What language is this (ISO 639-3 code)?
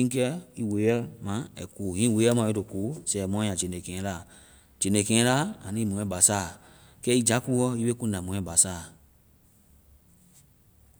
vai